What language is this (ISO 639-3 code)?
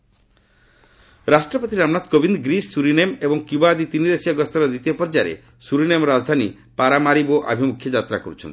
ori